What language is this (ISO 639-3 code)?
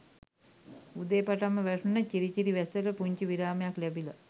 sin